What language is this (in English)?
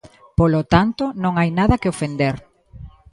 Galician